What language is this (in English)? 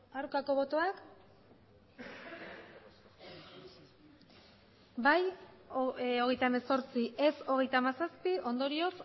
Basque